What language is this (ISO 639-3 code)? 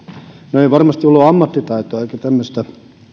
fin